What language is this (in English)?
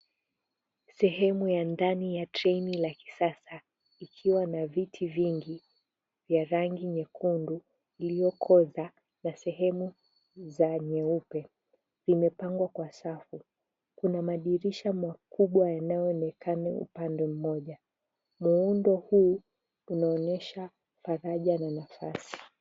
Swahili